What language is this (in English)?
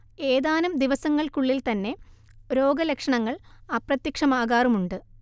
Malayalam